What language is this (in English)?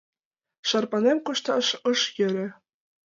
Mari